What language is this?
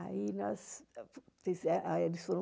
Portuguese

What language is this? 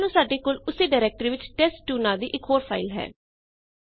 Punjabi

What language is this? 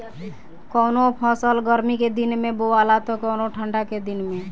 Bhojpuri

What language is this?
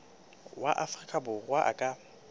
Southern Sotho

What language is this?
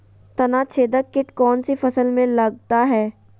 Magahi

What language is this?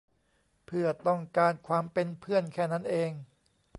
Thai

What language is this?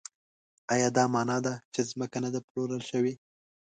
Pashto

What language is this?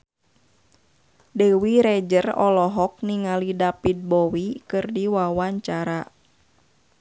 Sundanese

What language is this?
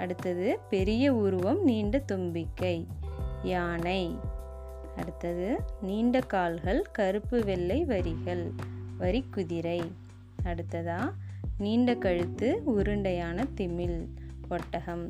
Tamil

